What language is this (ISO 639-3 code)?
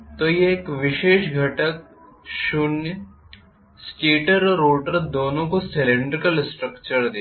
hin